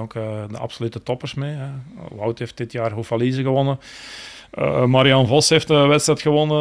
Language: Dutch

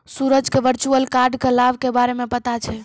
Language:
Maithili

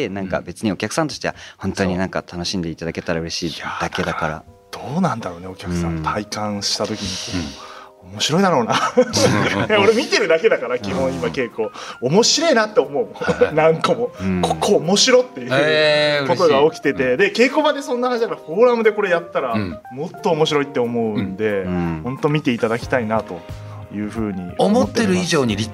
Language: Japanese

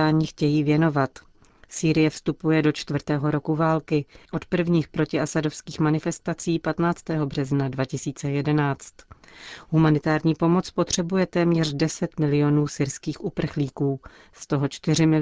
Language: Czech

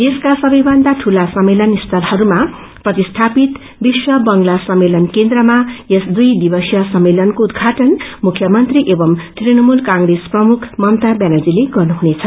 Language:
Nepali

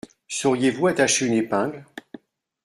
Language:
French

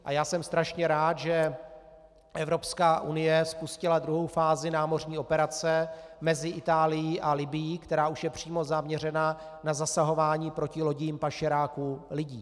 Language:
Czech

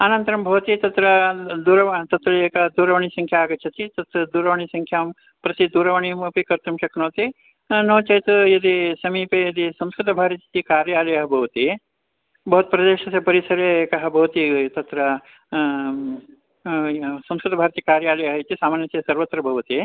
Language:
Sanskrit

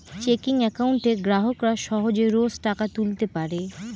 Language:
Bangla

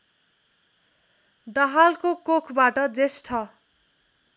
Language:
Nepali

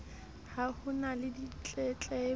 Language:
Southern Sotho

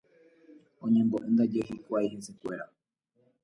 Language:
Guarani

